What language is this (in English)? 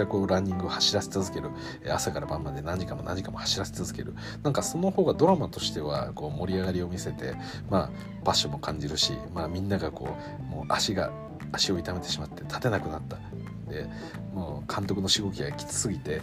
Japanese